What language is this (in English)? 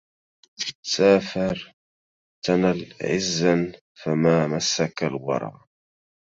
Arabic